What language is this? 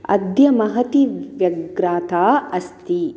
Sanskrit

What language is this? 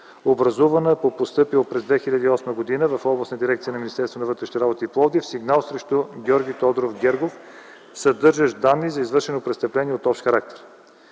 Bulgarian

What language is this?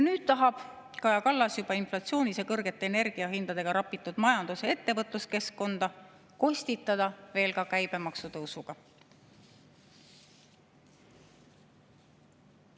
Estonian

